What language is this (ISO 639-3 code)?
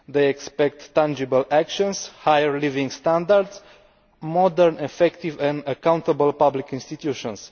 eng